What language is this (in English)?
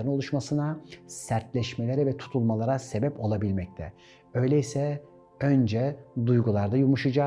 Turkish